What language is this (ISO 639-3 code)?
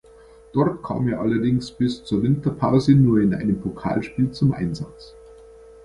deu